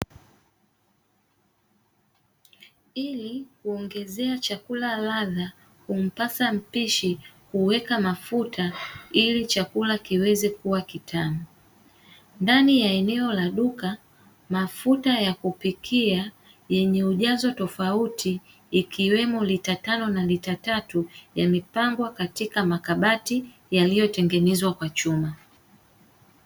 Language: Swahili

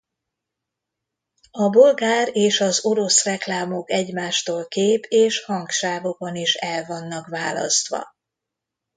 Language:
Hungarian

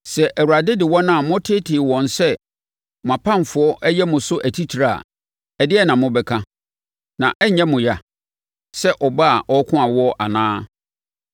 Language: Akan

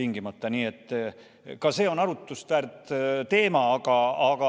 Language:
Estonian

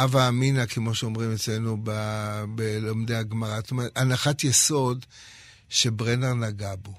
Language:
Hebrew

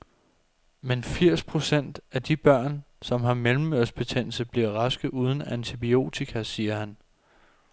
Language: Danish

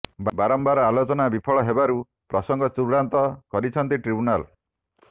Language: Odia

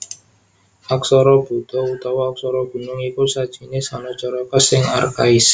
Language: Javanese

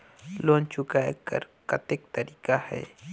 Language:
Chhattisgarhi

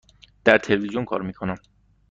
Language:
Persian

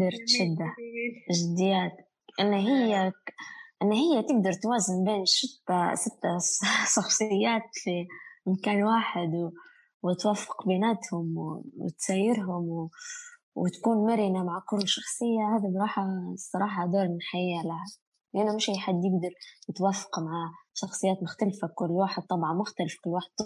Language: Arabic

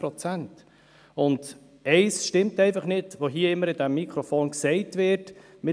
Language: Swiss German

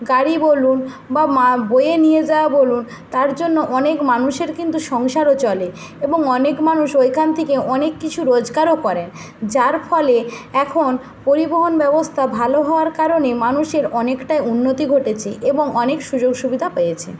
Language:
Bangla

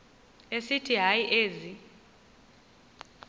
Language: Xhosa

